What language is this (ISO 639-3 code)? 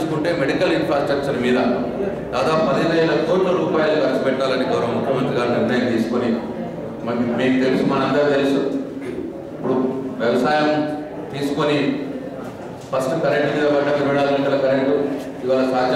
ind